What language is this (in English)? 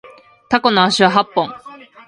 Japanese